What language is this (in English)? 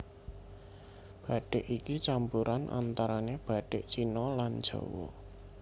Javanese